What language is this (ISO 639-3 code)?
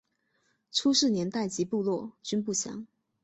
zho